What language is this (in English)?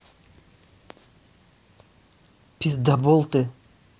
Russian